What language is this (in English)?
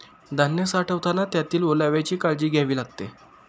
Marathi